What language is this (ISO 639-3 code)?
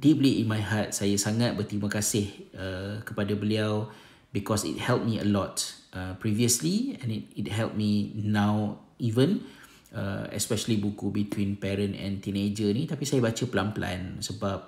msa